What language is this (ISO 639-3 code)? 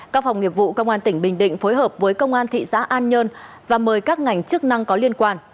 vie